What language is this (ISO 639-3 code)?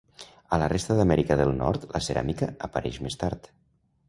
cat